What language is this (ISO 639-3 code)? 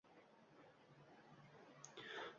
uzb